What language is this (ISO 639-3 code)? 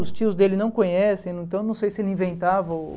por